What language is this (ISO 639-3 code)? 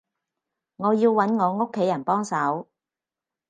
yue